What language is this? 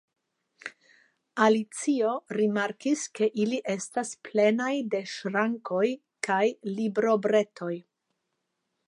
Esperanto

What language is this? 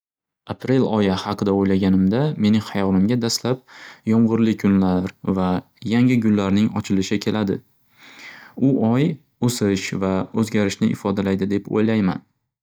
Uzbek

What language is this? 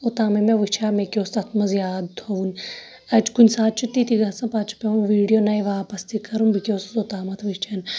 Kashmiri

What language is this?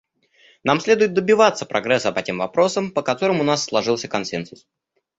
Russian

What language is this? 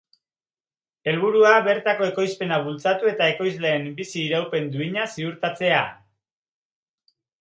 Basque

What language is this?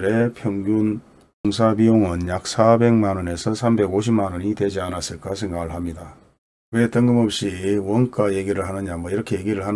Korean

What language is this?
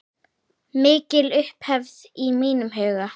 Icelandic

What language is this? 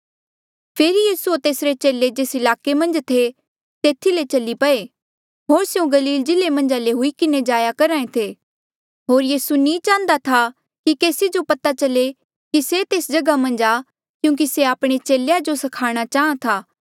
Mandeali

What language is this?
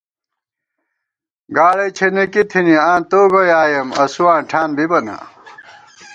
Gawar-Bati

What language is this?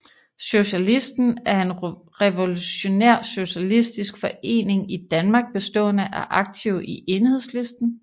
Danish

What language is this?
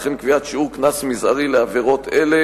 Hebrew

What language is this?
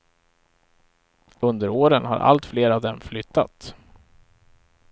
Swedish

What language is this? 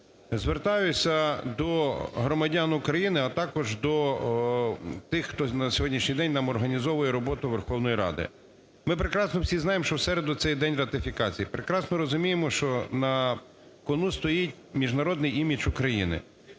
Ukrainian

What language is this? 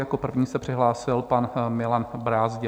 Czech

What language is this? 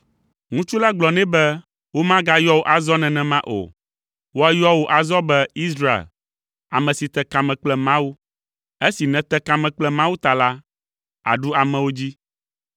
Ewe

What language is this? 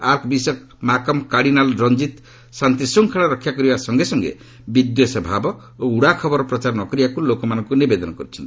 Odia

